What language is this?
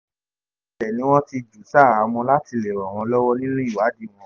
Yoruba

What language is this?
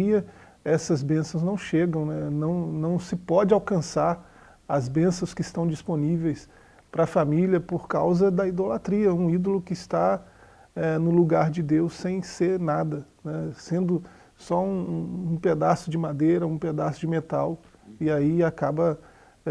Portuguese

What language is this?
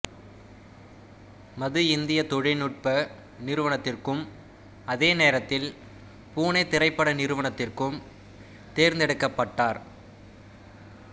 Tamil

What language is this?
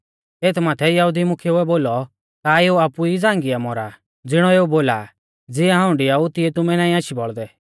Mahasu Pahari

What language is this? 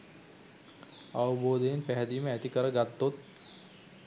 Sinhala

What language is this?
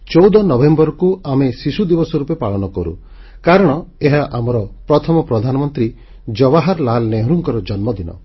Odia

